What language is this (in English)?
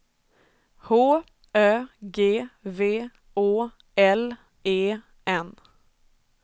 Swedish